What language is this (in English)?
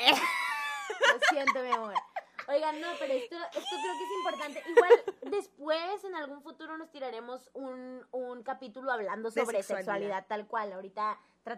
Spanish